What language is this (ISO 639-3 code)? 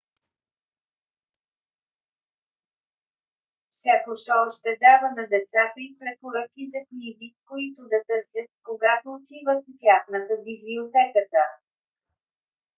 bul